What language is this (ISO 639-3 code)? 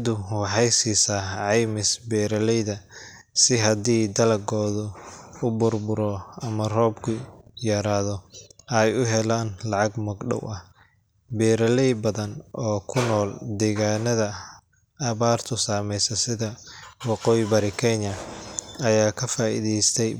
som